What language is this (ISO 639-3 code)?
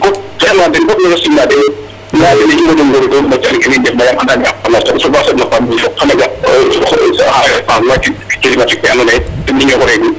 srr